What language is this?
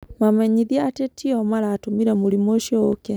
Kikuyu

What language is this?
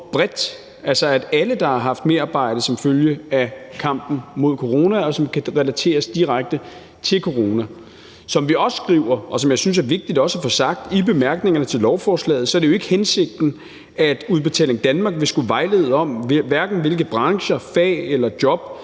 Danish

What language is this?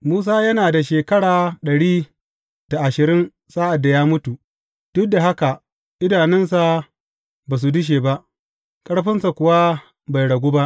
Hausa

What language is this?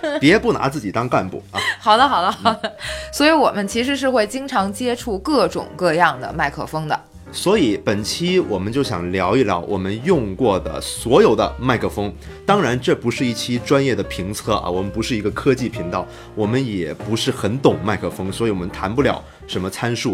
Chinese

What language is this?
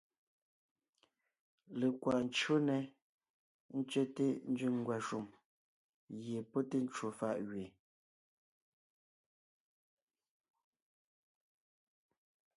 Ngiemboon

